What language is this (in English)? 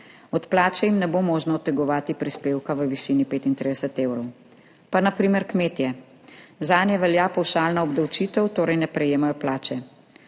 Slovenian